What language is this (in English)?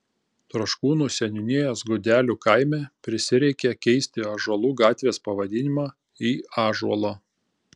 Lithuanian